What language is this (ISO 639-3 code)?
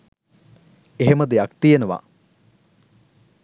sin